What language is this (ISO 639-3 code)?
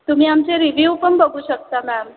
mar